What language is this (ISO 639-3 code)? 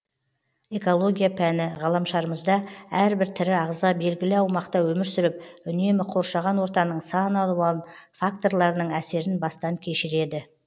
kaz